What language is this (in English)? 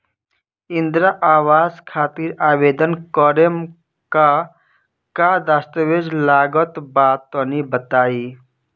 Bhojpuri